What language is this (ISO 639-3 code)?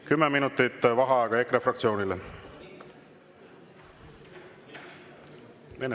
est